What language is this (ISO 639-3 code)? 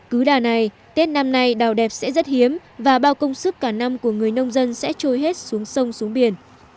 vie